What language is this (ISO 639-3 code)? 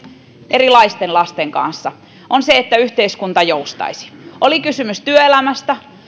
fin